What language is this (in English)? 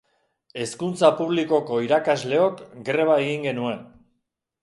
Basque